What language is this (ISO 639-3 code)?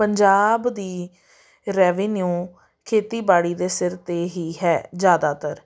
pan